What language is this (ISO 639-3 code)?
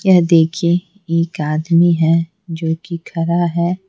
hin